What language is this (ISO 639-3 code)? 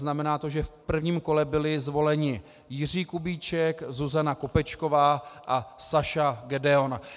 ces